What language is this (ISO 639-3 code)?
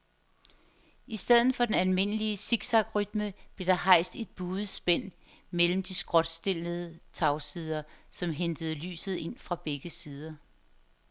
dan